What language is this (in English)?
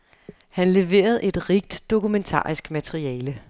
Danish